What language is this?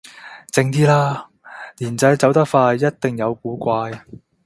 Cantonese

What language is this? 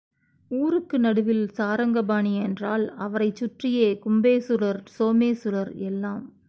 Tamil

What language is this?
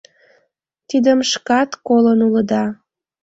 Mari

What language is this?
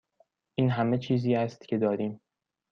Persian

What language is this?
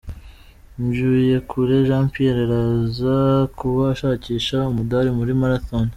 Kinyarwanda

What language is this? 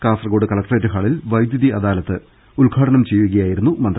Malayalam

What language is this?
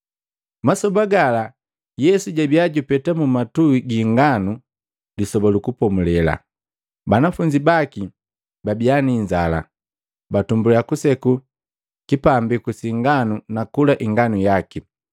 Matengo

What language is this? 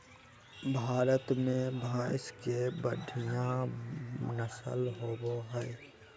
Magahi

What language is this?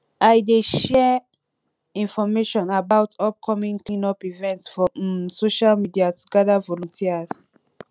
Nigerian Pidgin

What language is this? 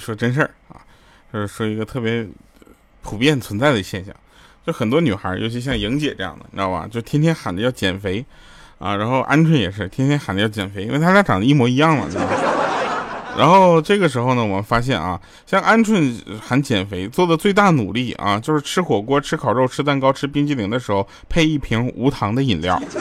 Chinese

